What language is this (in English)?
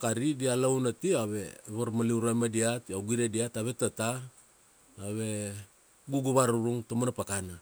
Kuanua